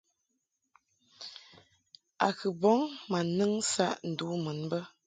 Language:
Mungaka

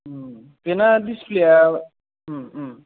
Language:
Bodo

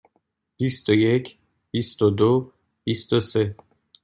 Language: Persian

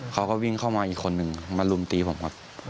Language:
Thai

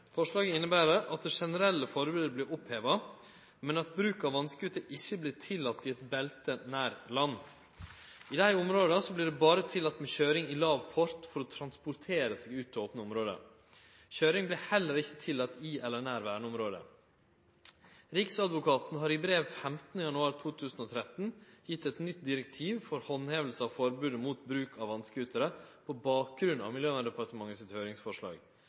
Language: Norwegian Nynorsk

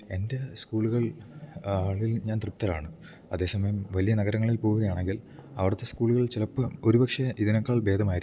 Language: Malayalam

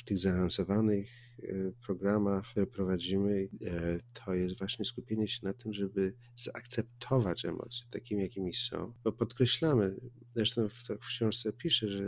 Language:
Polish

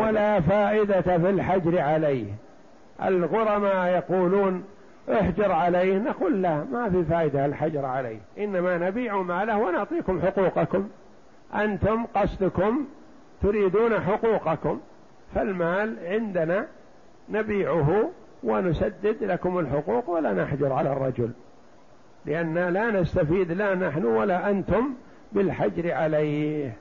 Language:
Arabic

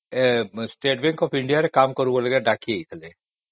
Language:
Odia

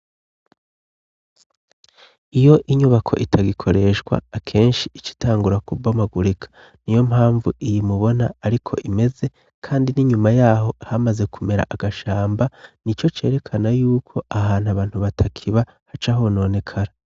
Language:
Rundi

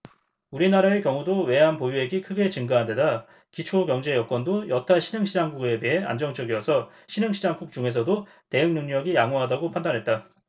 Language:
Korean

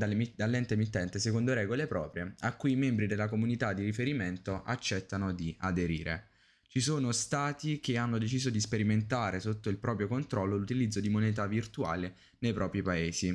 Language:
Italian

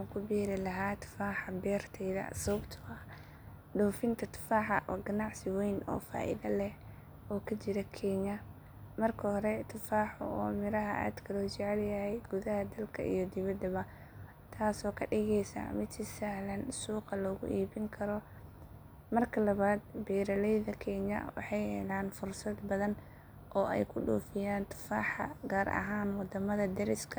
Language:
Somali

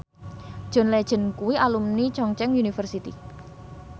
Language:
Javanese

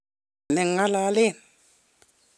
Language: Kalenjin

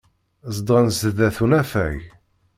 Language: Kabyle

